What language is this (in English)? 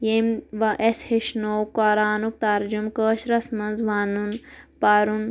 Kashmiri